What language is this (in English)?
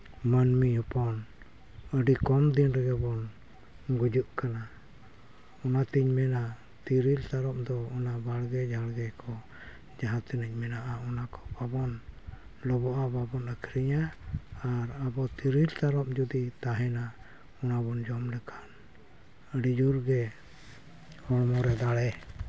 Santali